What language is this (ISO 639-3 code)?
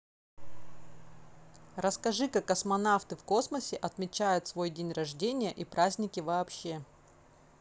rus